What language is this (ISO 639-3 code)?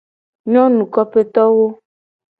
gej